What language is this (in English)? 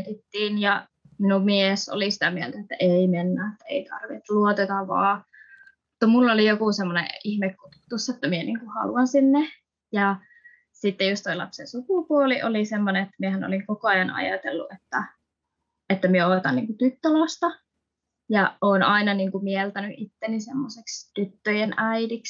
Finnish